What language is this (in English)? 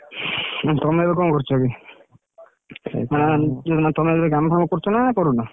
Odia